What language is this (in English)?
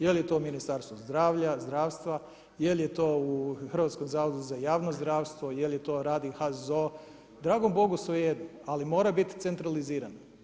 Croatian